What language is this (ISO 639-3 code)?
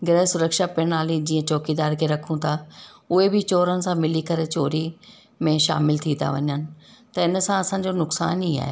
snd